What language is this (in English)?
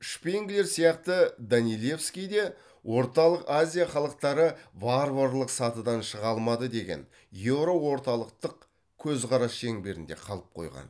Kazakh